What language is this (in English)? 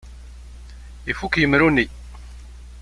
Kabyle